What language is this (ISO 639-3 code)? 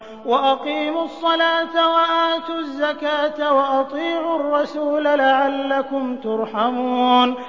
ara